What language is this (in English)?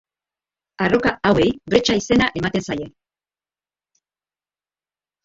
Basque